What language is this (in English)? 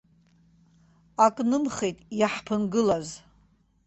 Abkhazian